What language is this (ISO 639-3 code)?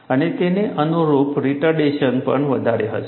guj